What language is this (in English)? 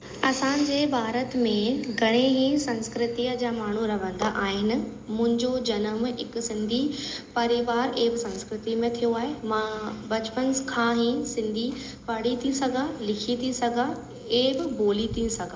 Sindhi